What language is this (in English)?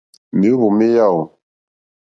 Mokpwe